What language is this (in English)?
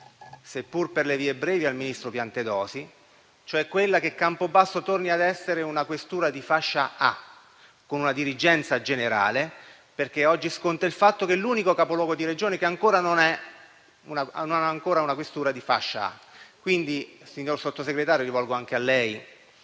Italian